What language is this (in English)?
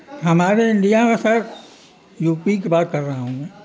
Urdu